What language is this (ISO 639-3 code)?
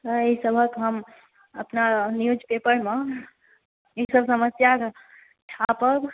mai